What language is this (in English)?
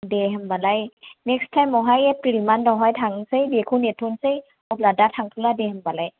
Bodo